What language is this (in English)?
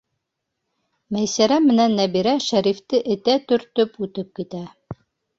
Bashkir